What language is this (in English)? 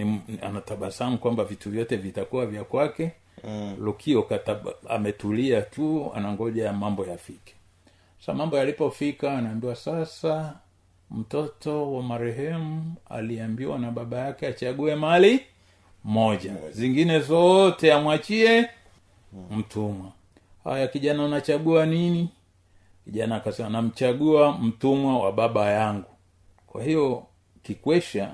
Swahili